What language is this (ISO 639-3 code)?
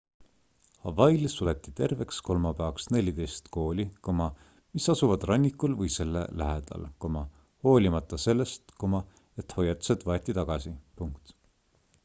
est